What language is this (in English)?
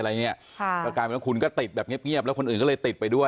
Thai